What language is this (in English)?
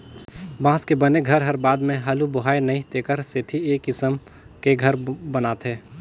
Chhattisgarhi